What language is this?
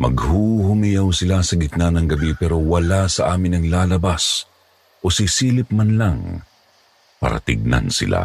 Filipino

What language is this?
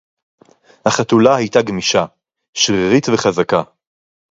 Hebrew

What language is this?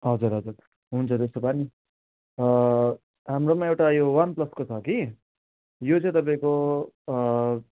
Nepali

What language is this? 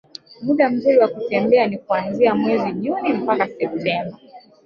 Swahili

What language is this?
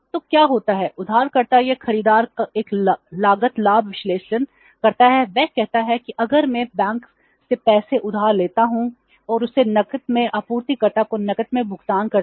Hindi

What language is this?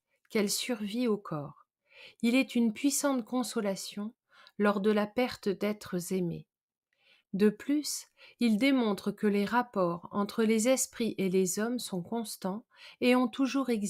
French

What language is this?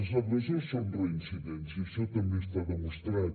Catalan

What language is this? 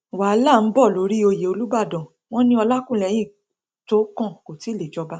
Yoruba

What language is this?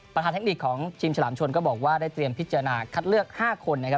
Thai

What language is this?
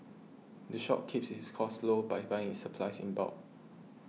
English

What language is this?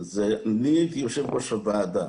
Hebrew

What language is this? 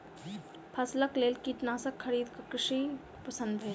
Maithili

